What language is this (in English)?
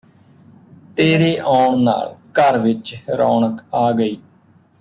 Punjabi